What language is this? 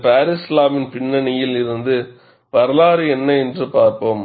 Tamil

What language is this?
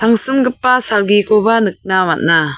Garo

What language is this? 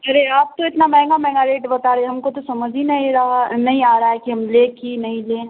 Urdu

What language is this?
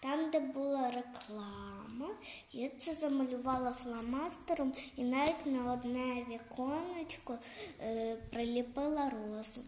Ukrainian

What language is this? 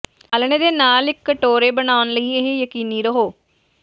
Punjabi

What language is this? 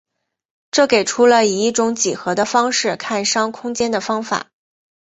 Chinese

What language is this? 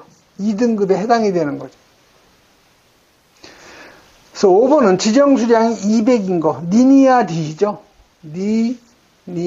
Korean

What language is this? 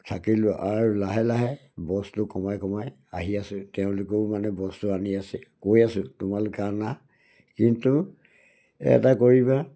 Assamese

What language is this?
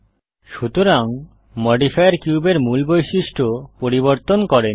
Bangla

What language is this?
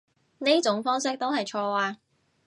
Cantonese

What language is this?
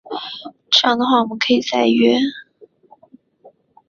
Chinese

